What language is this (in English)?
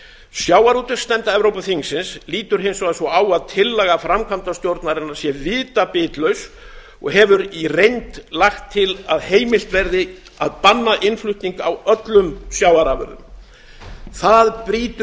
Icelandic